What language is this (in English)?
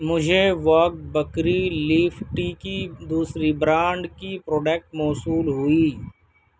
Urdu